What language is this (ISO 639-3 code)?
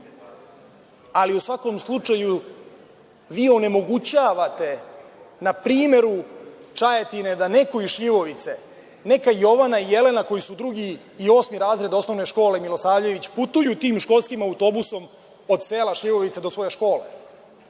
srp